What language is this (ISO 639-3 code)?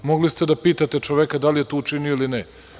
srp